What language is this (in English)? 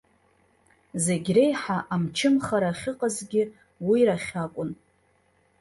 Abkhazian